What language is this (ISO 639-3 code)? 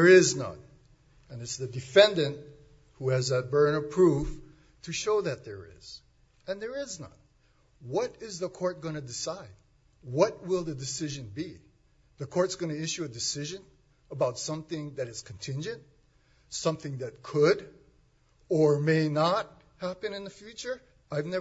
eng